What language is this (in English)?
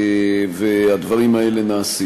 Hebrew